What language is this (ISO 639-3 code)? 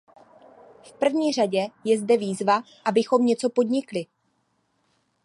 ces